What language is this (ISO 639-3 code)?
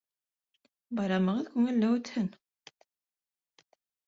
bak